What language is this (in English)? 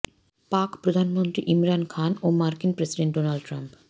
Bangla